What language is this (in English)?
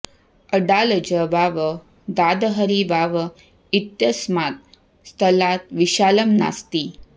Sanskrit